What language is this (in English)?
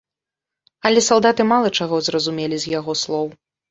Belarusian